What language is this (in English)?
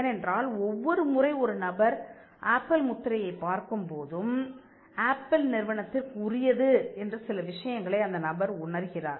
Tamil